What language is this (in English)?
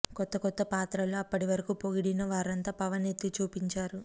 Telugu